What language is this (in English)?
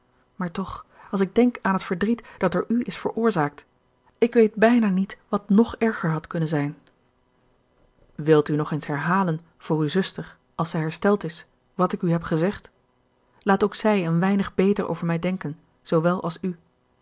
Dutch